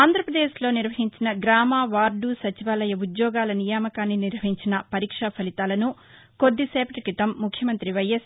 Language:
Telugu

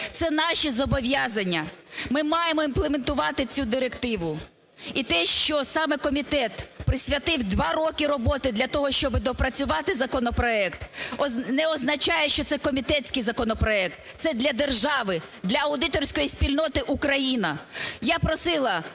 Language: Ukrainian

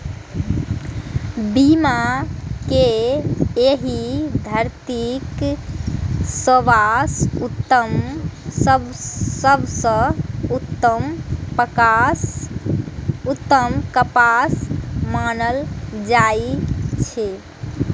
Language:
Maithili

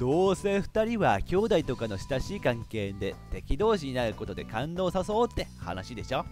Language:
Japanese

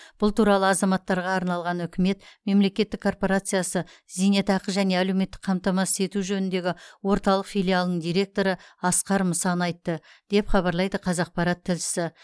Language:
Kazakh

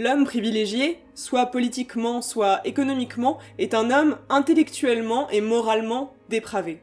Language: French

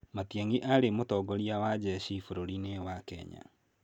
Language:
Kikuyu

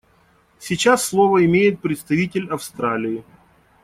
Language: Russian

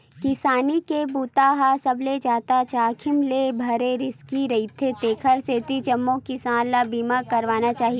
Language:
Chhattisgarhi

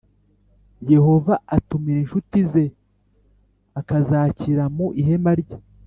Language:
Kinyarwanda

